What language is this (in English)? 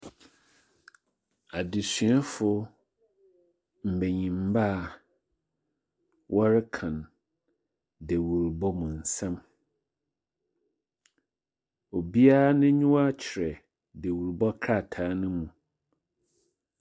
Akan